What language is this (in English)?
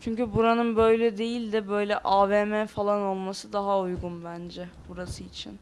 Turkish